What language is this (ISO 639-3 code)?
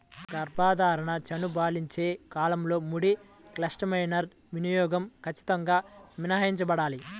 tel